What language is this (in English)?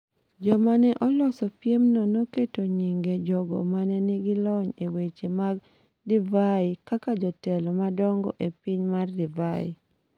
Luo (Kenya and Tanzania)